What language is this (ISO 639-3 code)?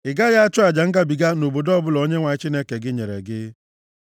ibo